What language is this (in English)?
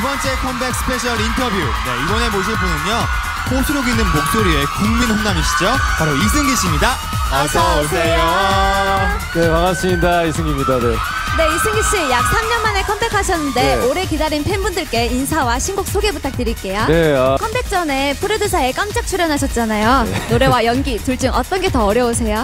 Korean